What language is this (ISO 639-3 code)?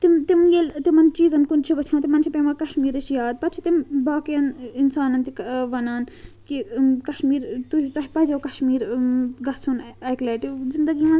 kas